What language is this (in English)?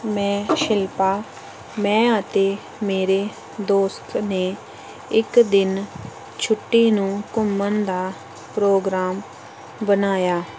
Punjabi